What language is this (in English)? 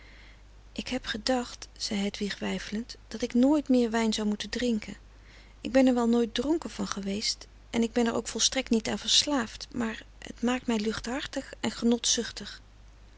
Dutch